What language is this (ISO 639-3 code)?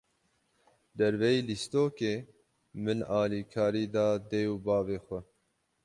kur